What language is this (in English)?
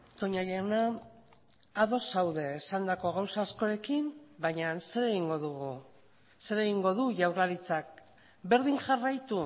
Basque